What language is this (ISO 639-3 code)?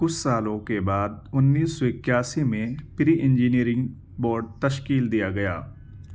urd